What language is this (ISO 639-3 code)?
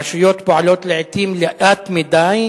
heb